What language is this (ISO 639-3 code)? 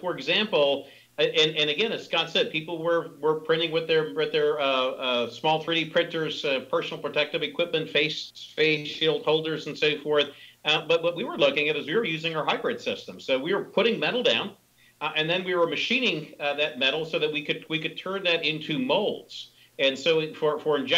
eng